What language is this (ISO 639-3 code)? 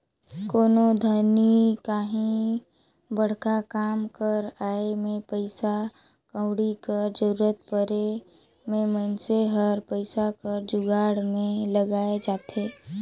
hne